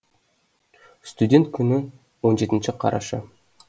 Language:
Kazakh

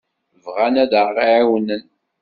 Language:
Kabyle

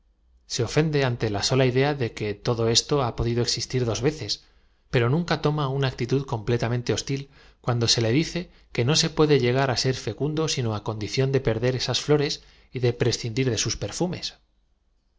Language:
Spanish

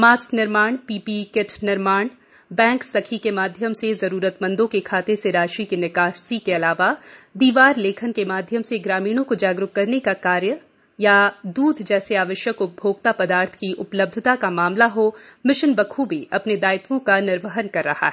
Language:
Hindi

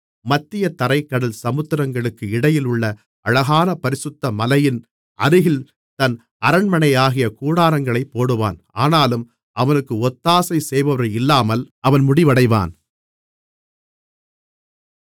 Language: Tamil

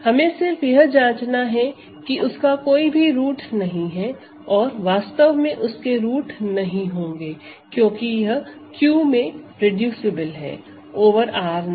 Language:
Hindi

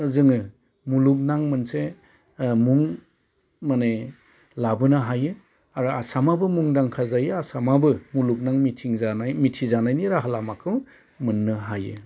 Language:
Bodo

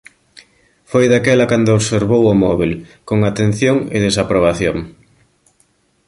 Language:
Galician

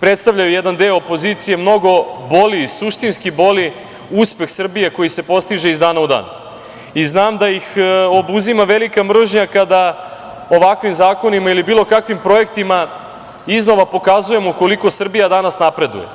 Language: Serbian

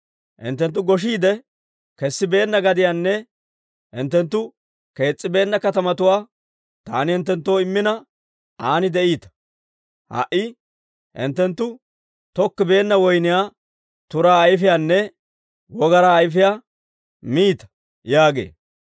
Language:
Dawro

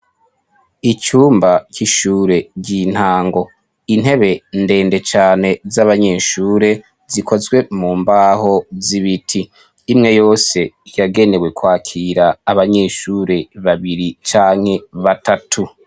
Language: Rundi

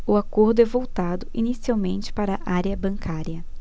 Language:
Portuguese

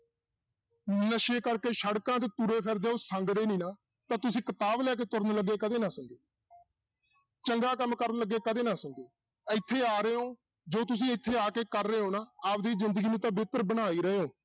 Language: Punjabi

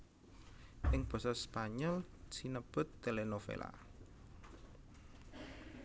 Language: Javanese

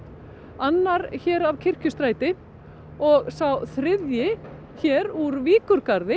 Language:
Icelandic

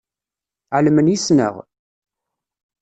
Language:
Kabyle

